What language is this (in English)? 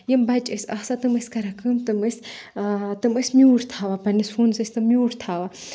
Kashmiri